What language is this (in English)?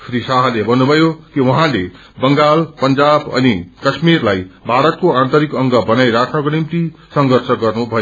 Nepali